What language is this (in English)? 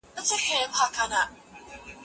Pashto